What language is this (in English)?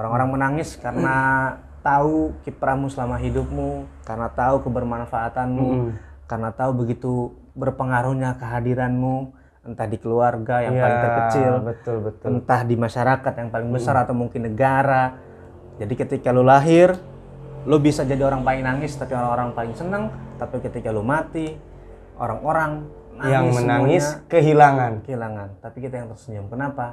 Indonesian